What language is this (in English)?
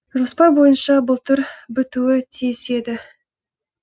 Kazakh